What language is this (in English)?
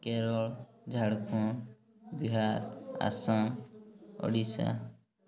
Odia